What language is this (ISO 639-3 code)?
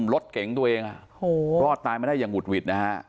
tha